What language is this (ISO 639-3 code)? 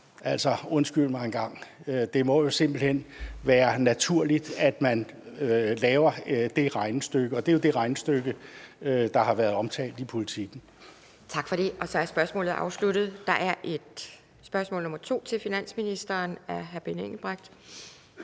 dan